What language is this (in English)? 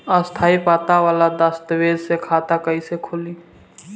Bhojpuri